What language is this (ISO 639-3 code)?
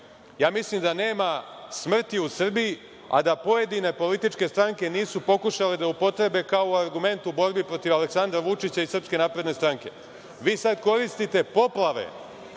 srp